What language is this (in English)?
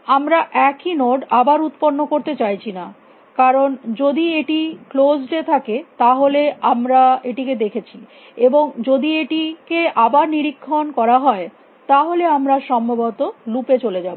Bangla